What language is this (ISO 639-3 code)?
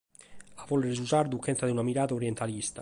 srd